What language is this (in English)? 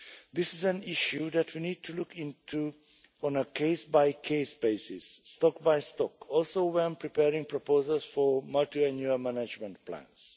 English